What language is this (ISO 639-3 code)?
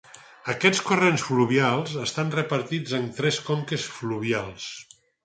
cat